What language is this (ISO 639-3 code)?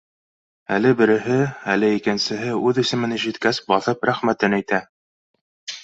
bak